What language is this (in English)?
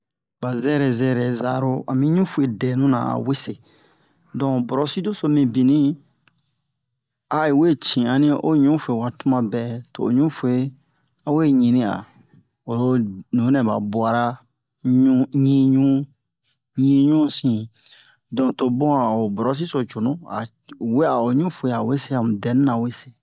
Bomu